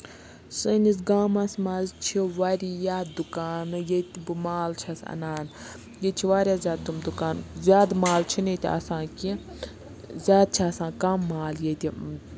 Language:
Kashmiri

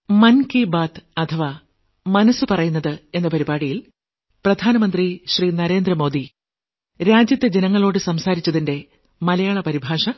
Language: Malayalam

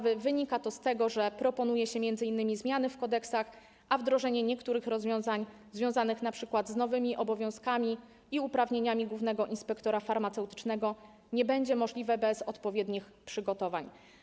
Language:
Polish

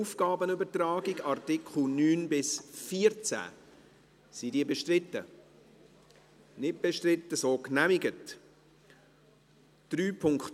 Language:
Swiss German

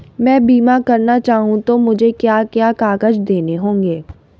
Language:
Hindi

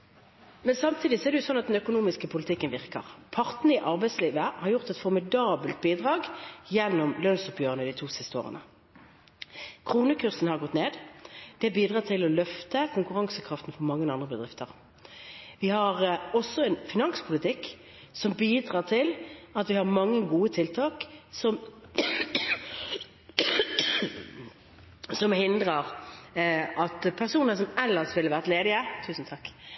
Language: Norwegian Bokmål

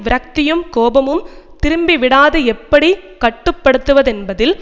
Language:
Tamil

